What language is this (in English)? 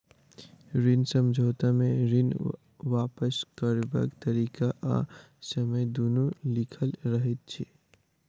Maithili